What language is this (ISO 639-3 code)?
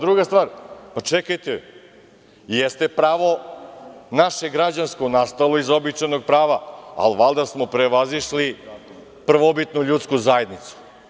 srp